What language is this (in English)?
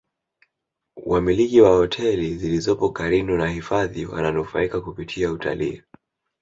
Swahili